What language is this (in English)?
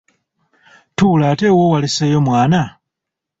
Ganda